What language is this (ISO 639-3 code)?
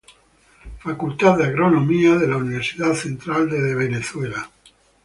spa